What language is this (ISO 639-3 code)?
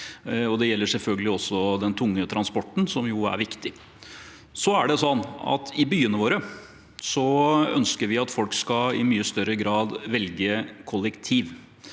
nor